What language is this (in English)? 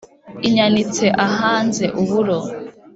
Kinyarwanda